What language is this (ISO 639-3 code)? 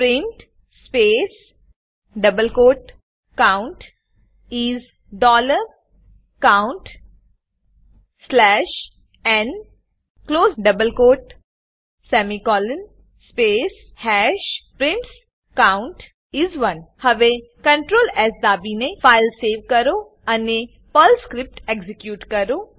guj